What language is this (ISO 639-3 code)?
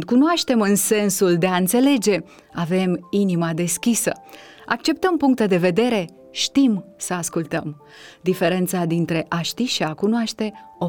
ron